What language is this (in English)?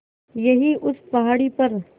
Hindi